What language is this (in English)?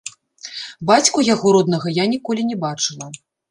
Belarusian